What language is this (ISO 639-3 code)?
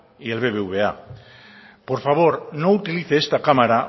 spa